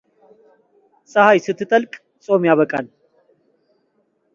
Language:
Amharic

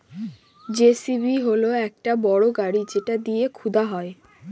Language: Bangla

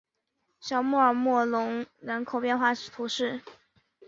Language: Chinese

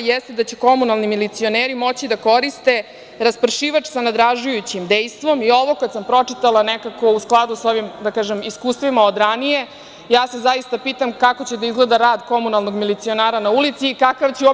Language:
Serbian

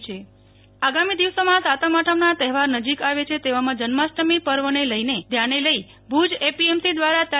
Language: Gujarati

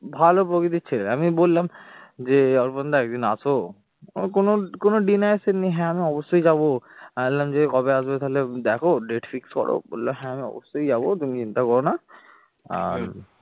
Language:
Bangla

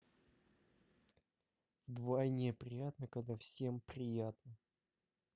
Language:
Russian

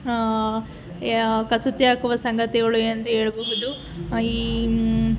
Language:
Kannada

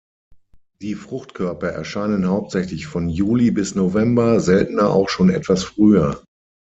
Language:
German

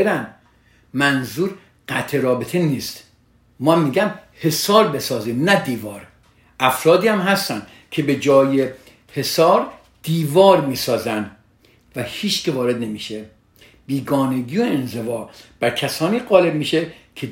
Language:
Persian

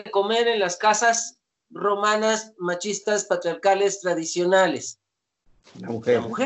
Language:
Spanish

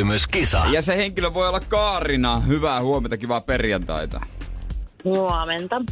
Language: Finnish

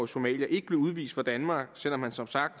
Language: Danish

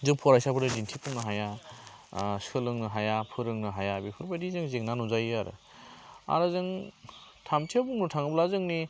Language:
Bodo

